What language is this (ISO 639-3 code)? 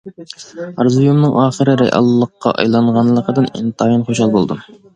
uig